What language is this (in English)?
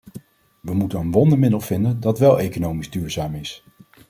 Dutch